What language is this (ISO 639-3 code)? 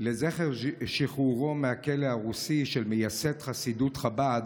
heb